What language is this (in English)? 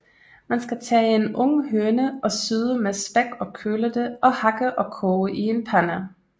Danish